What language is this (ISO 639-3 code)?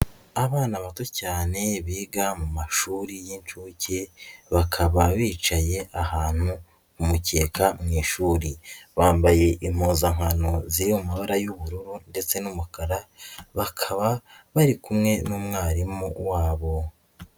kin